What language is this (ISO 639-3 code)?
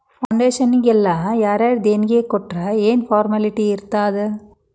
kan